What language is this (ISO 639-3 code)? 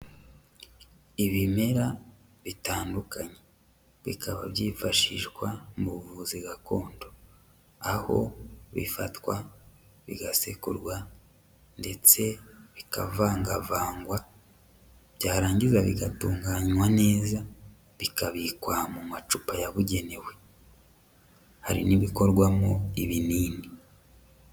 kin